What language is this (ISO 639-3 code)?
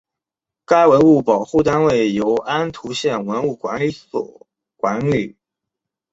zho